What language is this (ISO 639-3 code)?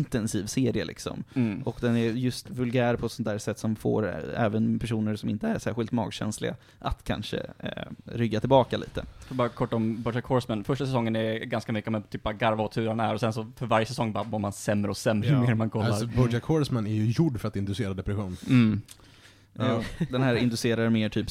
swe